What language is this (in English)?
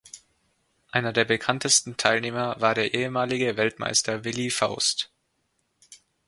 German